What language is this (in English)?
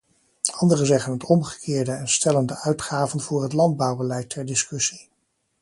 Dutch